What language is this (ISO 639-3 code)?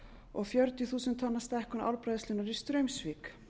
isl